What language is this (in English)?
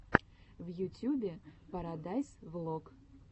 Russian